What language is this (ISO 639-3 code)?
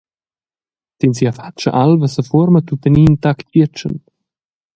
roh